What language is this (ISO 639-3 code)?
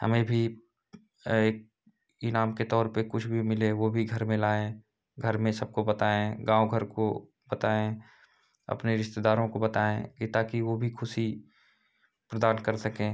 hin